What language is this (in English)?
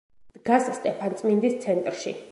Georgian